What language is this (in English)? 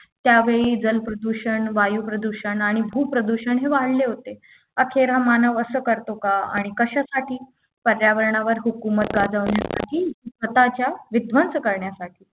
Marathi